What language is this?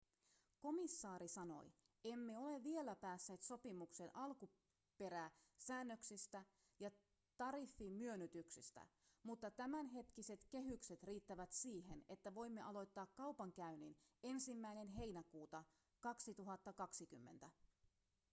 Finnish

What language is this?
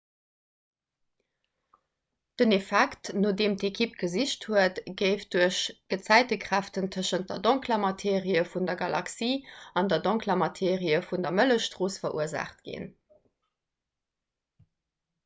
Luxembourgish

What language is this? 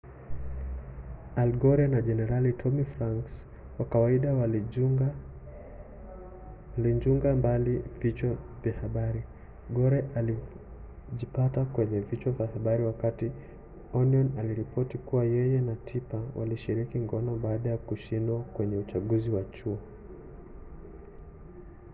Swahili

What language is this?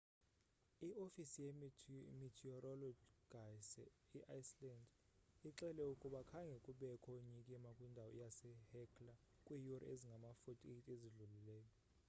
Xhosa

